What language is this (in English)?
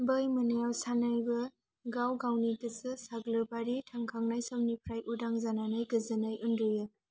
Bodo